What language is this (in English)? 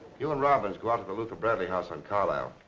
English